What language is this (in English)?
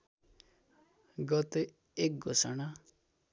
Nepali